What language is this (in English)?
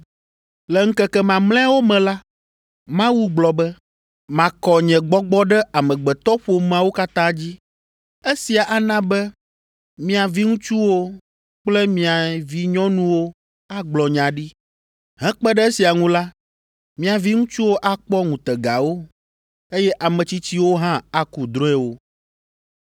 Ewe